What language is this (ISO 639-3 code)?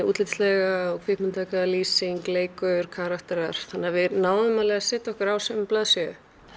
isl